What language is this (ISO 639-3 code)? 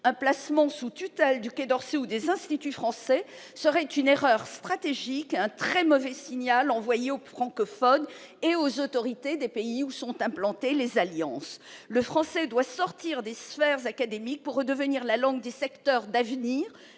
fra